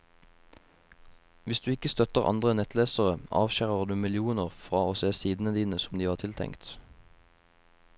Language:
Norwegian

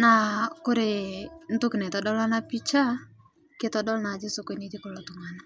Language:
Masai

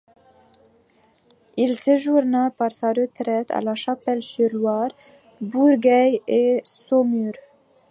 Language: French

